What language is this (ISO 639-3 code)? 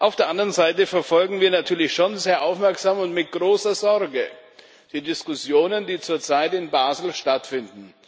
deu